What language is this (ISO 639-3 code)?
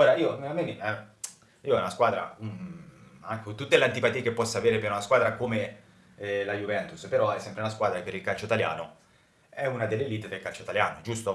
ita